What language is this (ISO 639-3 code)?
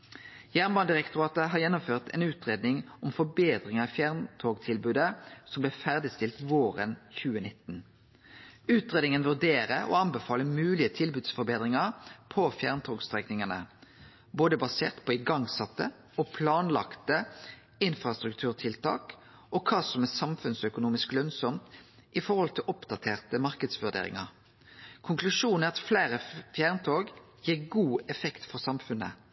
nno